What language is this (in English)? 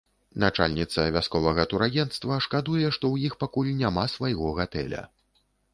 Belarusian